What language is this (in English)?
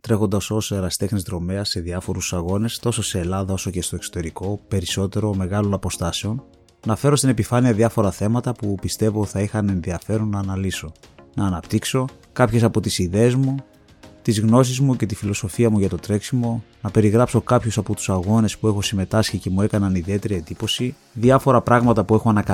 Greek